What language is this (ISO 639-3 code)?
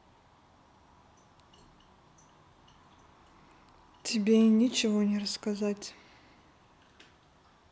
rus